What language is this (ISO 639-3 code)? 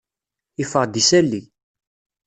kab